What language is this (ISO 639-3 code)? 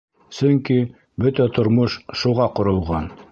bak